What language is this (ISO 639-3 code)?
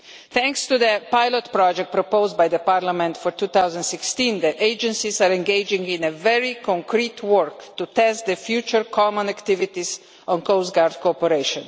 eng